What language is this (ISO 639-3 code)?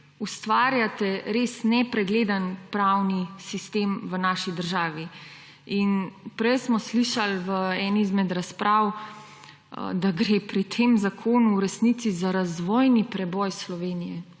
slv